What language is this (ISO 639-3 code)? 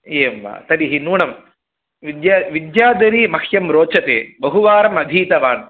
san